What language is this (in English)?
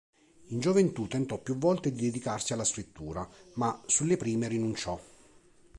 Italian